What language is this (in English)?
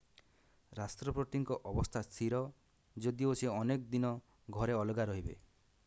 Odia